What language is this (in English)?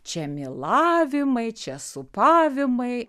Lithuanian